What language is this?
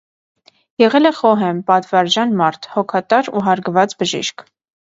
Armenian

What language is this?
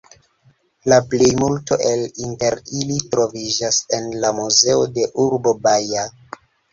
Esperanto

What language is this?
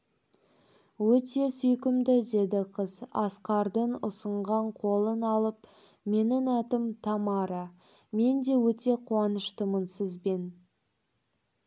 Kazakh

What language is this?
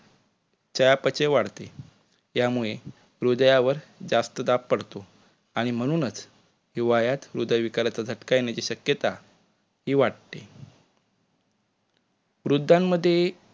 Marathi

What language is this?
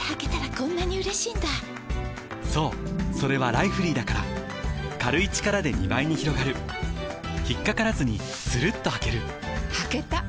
Japanese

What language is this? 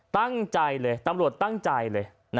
Thai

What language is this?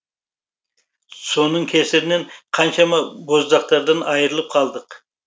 Kazakh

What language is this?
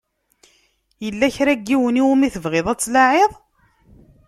Kabyle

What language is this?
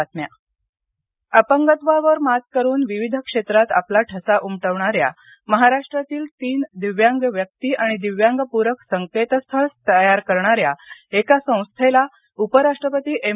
Marathi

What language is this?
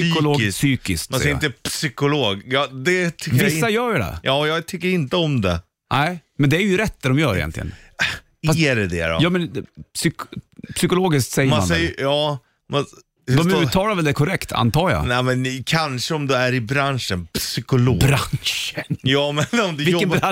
Swedish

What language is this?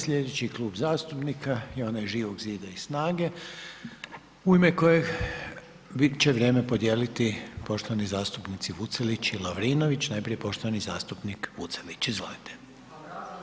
Croatian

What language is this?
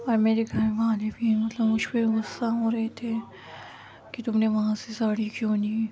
Urdu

